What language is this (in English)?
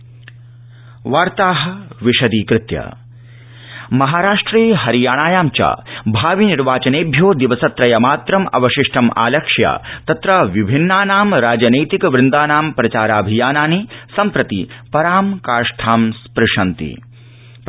Sanskrit